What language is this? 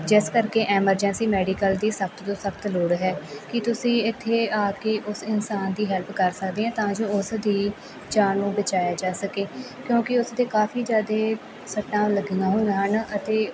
Punjabi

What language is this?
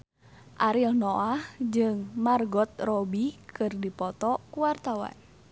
Sundanese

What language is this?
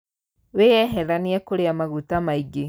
Kikuyu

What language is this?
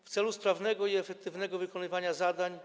Polish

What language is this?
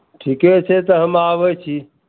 Maithili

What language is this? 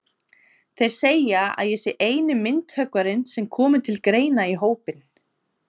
Icelandic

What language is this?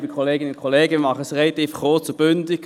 Swiss German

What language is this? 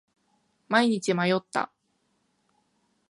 Japanese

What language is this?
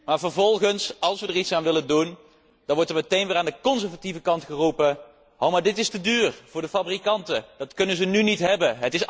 Dutch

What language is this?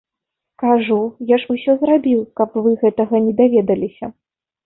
Belarusian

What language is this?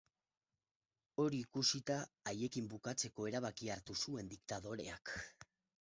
Basque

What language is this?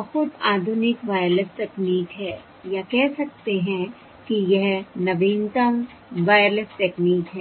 Hindi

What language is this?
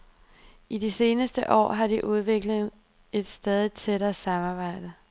Danish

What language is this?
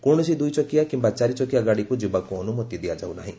Odia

